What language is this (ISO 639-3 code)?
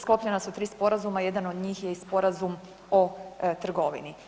hrv